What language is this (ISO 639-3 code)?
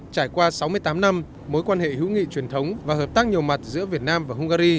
vie